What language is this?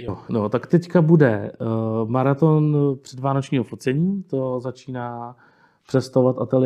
Czech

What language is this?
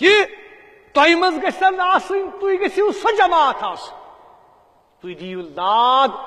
Arabic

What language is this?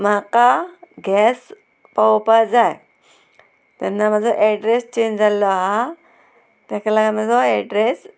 Konkani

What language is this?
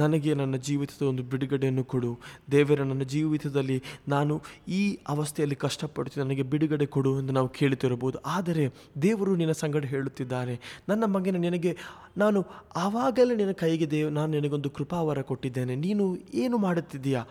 Kannada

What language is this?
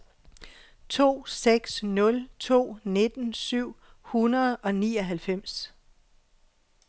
Danish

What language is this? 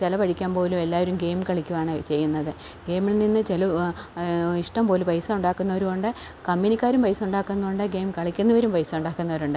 Malayalam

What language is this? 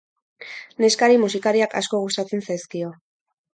Basque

